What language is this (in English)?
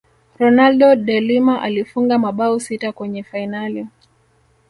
Swahili